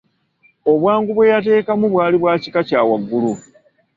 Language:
Ganda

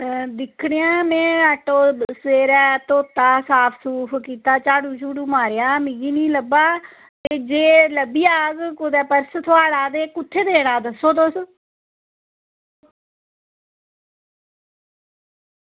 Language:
Dogri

